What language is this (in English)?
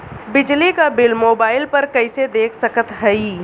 Bhojpuri